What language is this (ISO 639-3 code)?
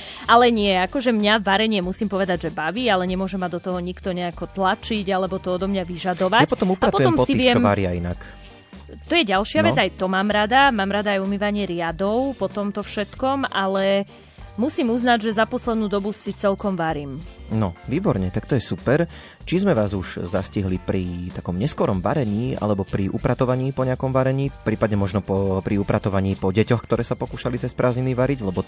slk